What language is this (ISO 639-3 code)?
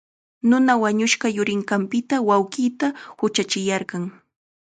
qxa